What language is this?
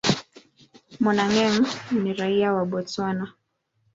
Swahili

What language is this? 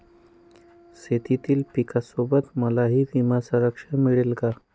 Marathi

